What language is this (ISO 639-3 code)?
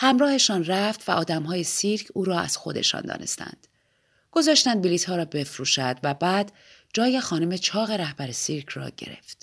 fas